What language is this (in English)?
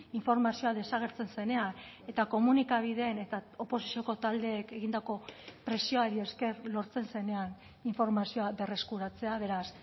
Basque